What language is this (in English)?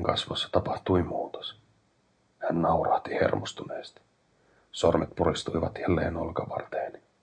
Finnish